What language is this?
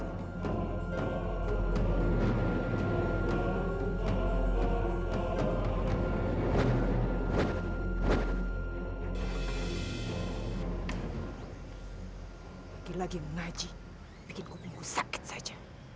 Indonesian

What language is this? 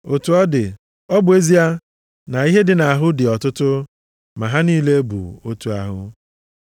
Igbo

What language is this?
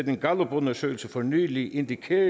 Danish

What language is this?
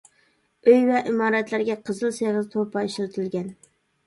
Uyghur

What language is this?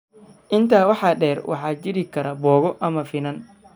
Somali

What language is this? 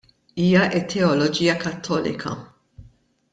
Maltese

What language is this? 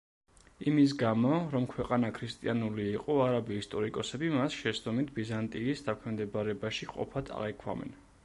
Georgian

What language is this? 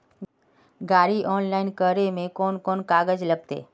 Magahi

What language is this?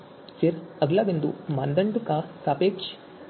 Hindi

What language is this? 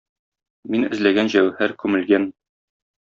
Tatar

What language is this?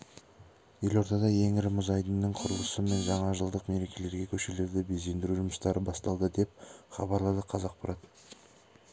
Kazakh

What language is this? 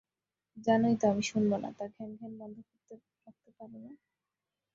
Bangla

